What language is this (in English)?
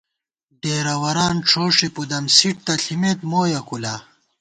Gawar-Bati